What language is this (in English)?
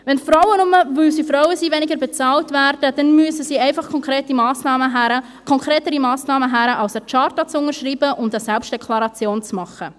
Swiss German